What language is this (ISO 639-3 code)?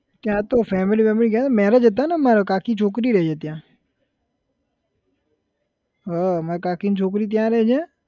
guj